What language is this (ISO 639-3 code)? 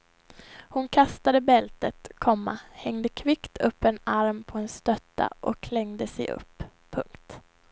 swe